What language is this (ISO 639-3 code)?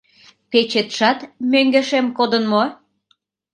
chm